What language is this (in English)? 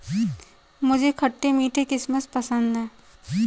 Hindi